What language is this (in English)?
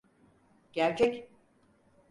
Turkish